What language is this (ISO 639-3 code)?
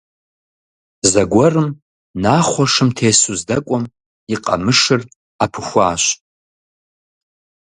kbd